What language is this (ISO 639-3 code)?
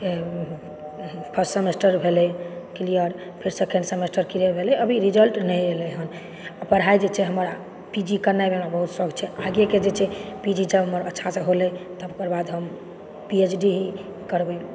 mai